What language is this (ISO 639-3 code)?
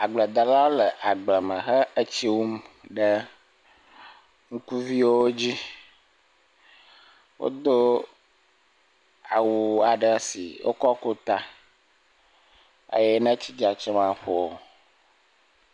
ewe